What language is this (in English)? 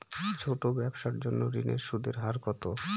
Bangla